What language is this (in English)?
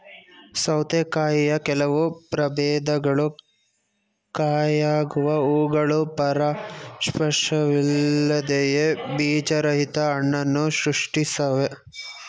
Kannada